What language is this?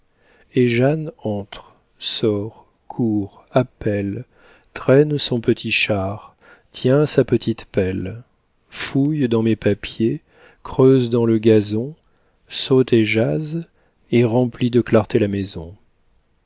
French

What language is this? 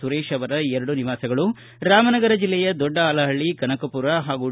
Kannada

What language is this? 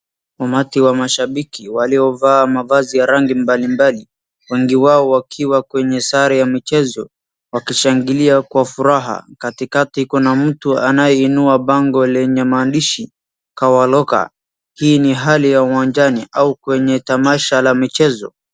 Swahili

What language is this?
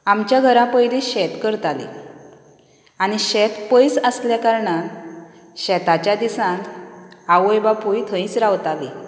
Konkani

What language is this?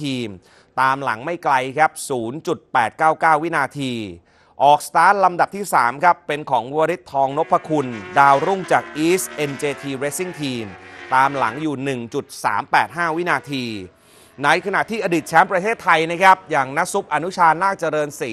Thai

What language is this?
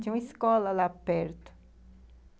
Portuguese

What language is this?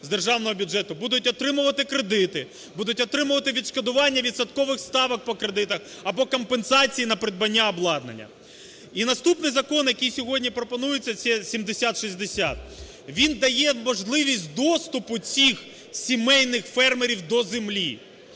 Ukrainian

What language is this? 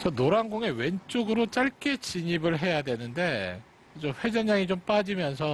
Korean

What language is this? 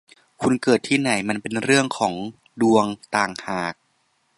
Thai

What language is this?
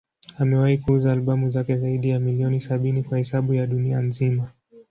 Swahili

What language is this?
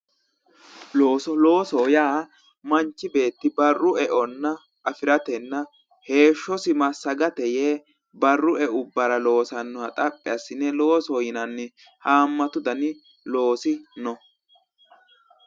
Sidamo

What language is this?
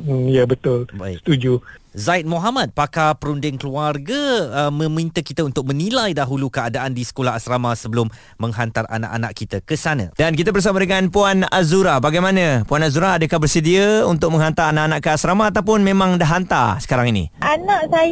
Malay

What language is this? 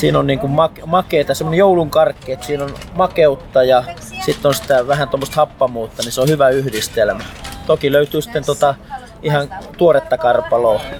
Finnish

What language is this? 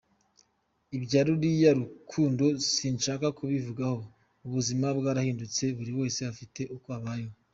Kinyarwanda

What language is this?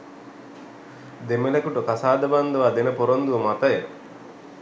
Sinhala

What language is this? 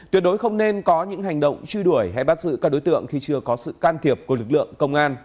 Vietnamese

